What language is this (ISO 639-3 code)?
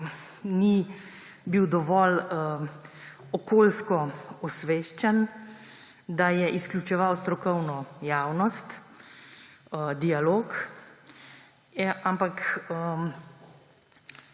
slv